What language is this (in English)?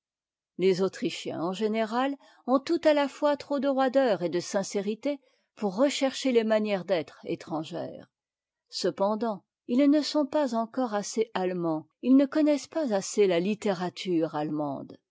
French